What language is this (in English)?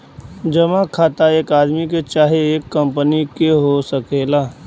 Bhojpuri